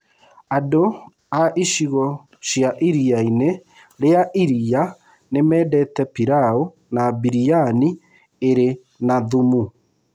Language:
Kikuyu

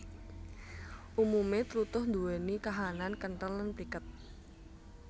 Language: Javanese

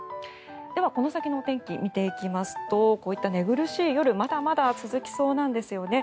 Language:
Japanese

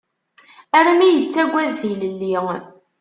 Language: Kabyle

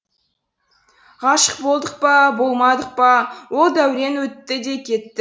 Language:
Kazakh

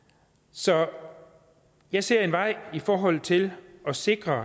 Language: Danish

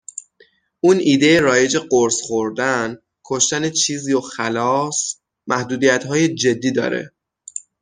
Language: Persian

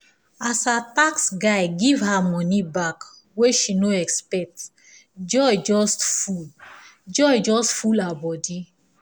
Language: Nigerian Pidgin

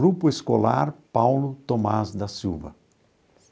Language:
Portuguese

